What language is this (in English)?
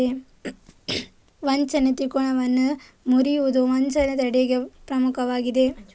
Kannada